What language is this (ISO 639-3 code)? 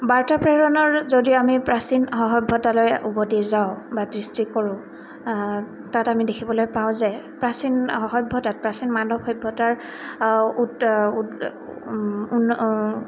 asm